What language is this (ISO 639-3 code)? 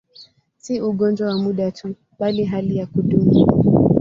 swa